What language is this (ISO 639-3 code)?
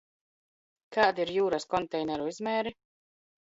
lav